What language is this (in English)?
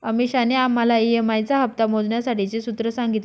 Marathi